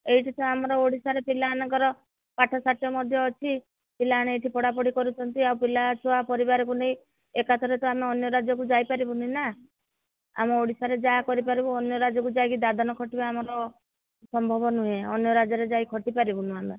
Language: Odia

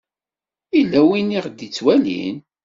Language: Kabyle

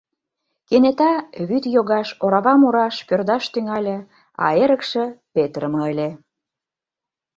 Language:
Mari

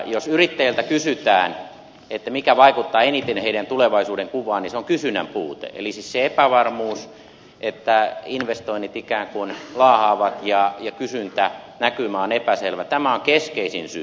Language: Finnish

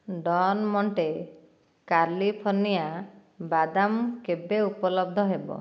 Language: Odia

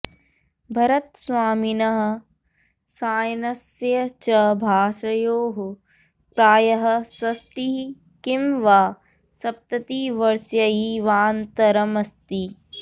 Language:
Sanskrit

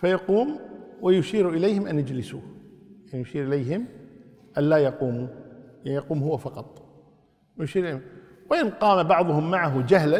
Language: Arabic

